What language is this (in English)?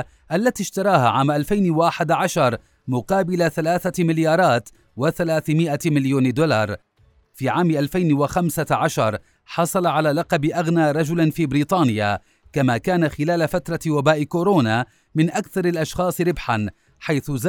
Arabic